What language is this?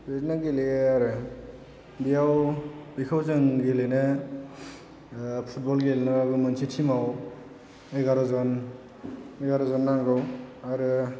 Bodo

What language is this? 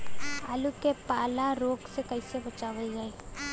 Bhojpuri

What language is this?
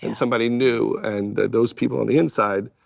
English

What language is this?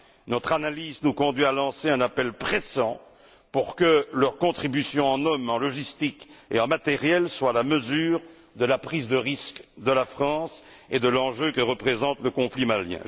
French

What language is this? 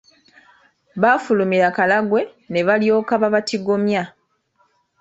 Ganda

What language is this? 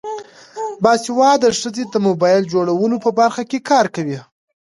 Pashto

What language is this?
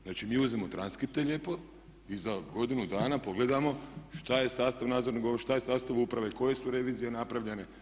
Croatian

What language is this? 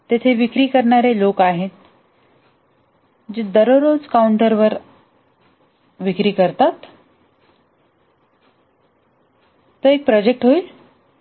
Marathi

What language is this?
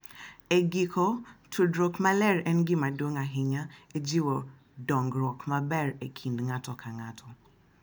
Luo (Kenya and Tanzania)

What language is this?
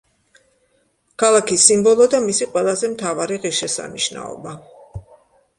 Georgian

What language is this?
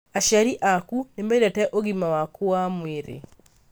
Kikuyu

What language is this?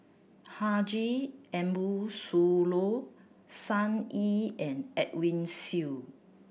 English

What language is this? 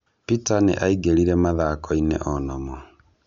Kikuyu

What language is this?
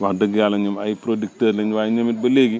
Wolof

